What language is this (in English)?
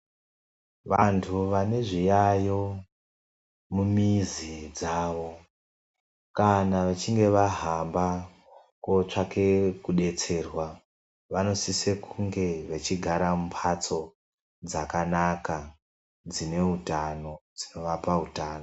Ndau